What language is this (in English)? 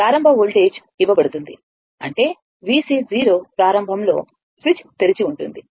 Telugu